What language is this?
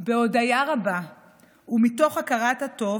Hebrew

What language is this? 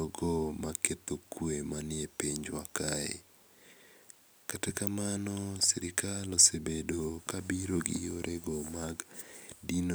Luo (Kenya and Tanzania)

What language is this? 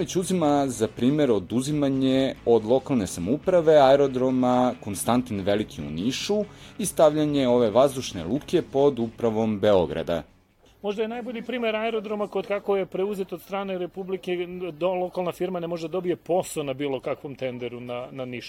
Croatian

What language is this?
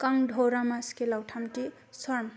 Bodo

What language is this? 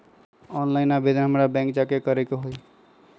Magahi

